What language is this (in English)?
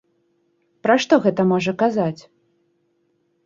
Belarusian